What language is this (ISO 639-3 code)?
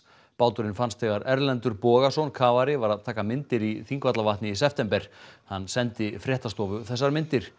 isl